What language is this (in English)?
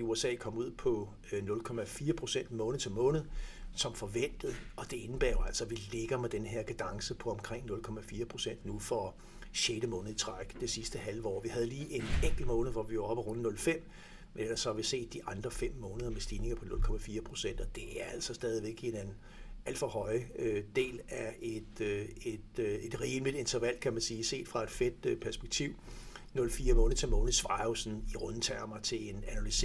Danish